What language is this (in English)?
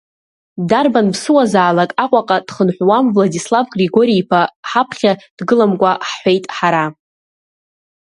Abkhazian